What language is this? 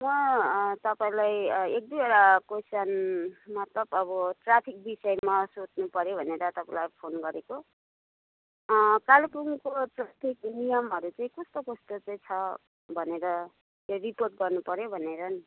Nepali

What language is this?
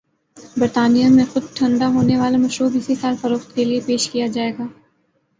Urdu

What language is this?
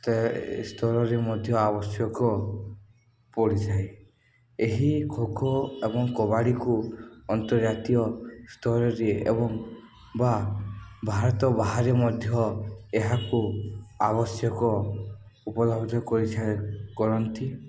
Odia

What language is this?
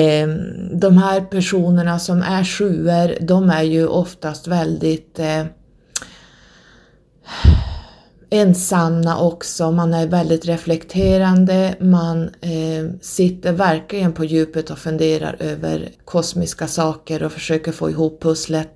Swedish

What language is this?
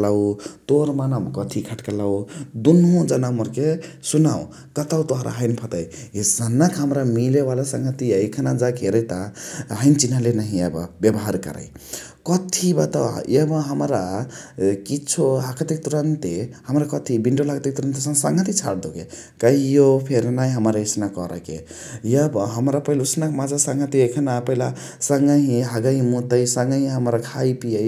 Chitwania Tharu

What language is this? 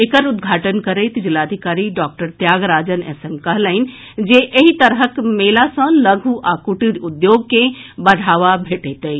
Maithili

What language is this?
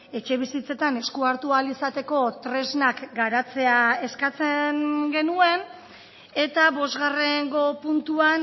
Basque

